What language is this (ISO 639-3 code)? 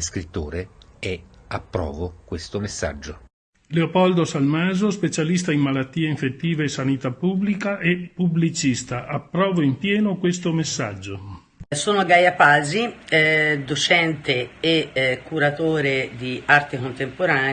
ita